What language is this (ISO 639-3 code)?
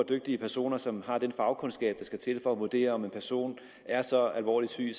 dan